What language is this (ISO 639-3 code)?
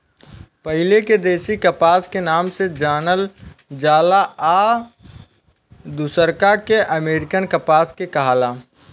bho